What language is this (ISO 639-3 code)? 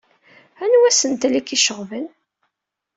kab